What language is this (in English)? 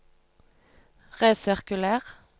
Norwegian